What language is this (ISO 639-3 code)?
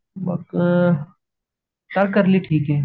mar